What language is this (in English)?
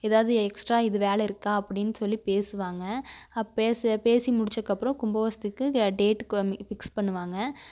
Tamil